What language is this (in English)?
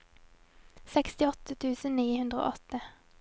Norwegian